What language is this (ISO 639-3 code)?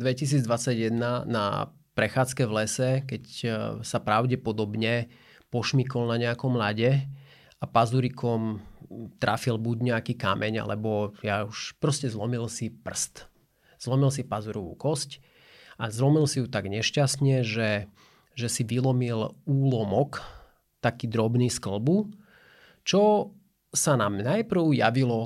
slk